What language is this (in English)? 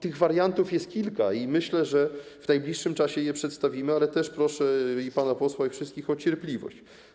Polish